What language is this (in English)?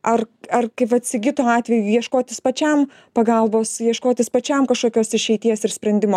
Lithuanian